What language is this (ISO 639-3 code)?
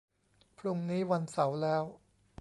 tha